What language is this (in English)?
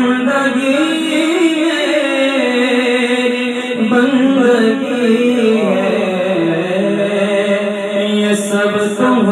Arabic